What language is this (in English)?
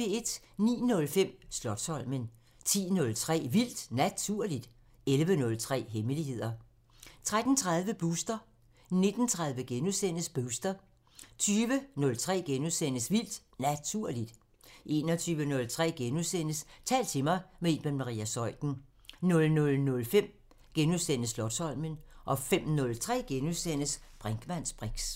Danish